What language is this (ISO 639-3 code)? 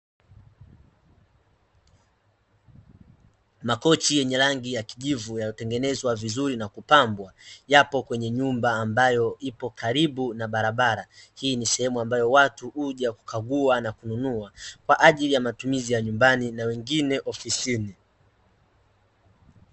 swa